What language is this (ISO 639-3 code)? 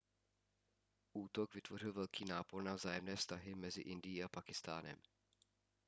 ces